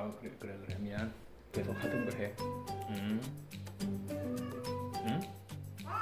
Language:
Korean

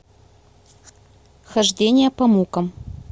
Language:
Russian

